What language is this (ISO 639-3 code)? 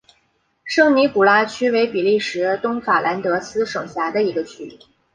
zho